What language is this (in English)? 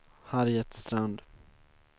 Swedish